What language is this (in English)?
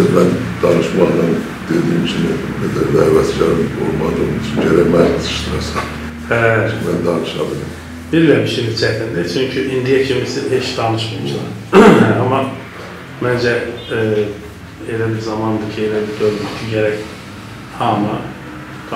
Turkish